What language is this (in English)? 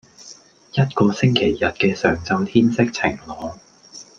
Cantonese